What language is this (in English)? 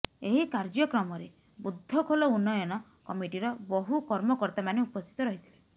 Odia